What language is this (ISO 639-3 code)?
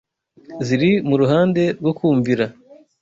kin